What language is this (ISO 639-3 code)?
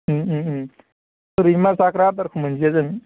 brx